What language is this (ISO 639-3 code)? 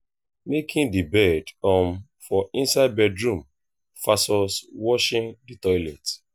pcm